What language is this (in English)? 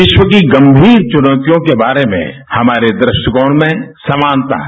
Hindi